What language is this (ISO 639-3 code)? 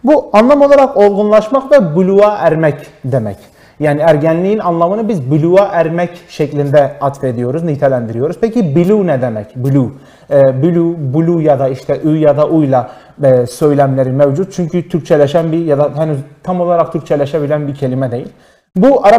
tur